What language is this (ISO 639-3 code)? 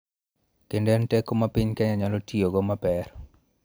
luo